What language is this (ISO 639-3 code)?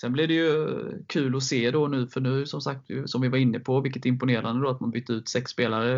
swe